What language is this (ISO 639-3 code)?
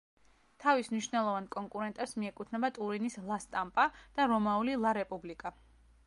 kat